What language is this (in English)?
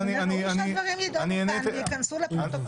Hebrew